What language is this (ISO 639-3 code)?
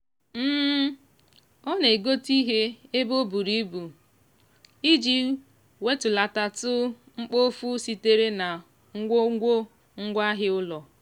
ibo